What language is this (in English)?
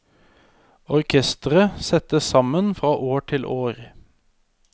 Norwegian